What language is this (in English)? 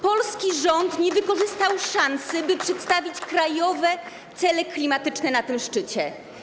Polish